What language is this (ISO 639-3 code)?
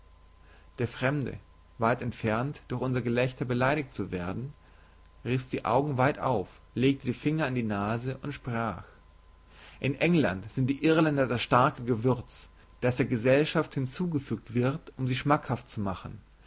deu